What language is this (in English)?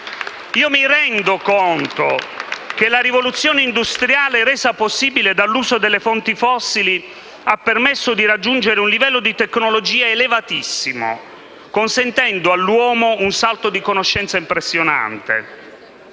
Italian